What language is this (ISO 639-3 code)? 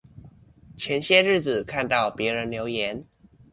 zho